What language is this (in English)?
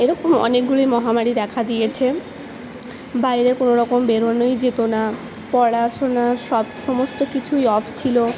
Bangla